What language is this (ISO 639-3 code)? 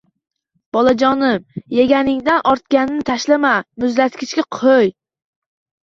uzb